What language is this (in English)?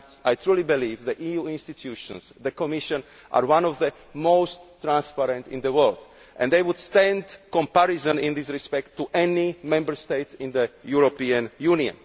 English